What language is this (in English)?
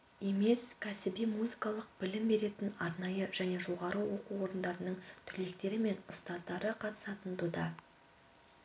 Kazakh